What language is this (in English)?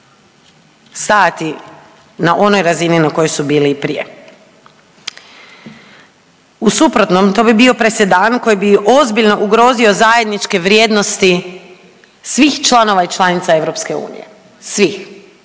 Croatian